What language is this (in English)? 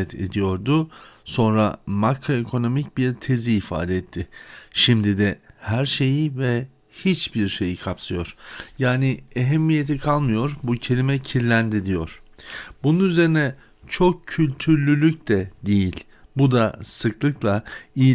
Turkish